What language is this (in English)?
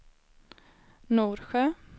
Swedish